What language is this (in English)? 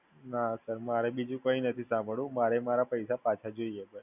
Gujarati